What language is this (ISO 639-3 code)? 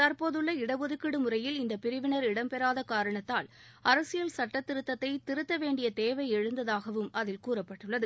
tam